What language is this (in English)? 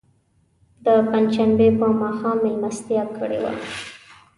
Pashto